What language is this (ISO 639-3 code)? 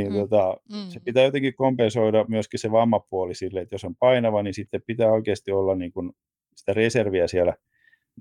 fin